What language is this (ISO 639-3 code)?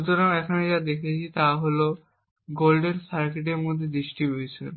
ben